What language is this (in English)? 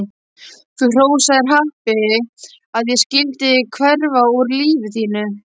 Icelandic